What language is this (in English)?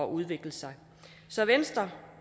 Danish